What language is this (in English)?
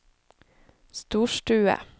Norwegian